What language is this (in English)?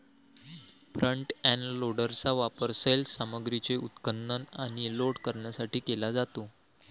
Marathi